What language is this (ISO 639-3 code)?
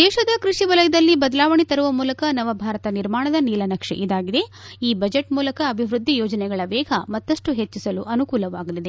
kan